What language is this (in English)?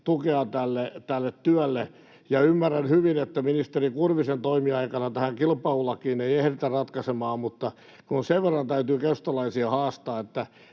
Finnish